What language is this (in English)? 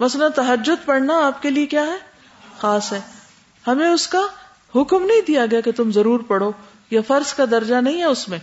Urdu